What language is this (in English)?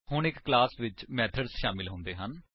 Punjabi